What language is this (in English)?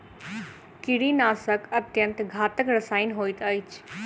Maithili